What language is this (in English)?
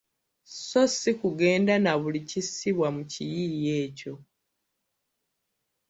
Ganda